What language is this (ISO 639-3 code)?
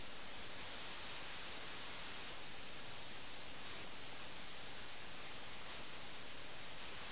mal